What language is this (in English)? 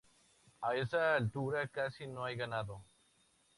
Spanish